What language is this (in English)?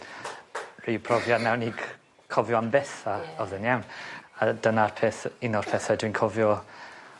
Welsh